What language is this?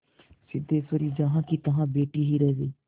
Hindi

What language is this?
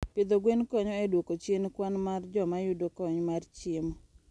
Luo (Kenya and Tanzania)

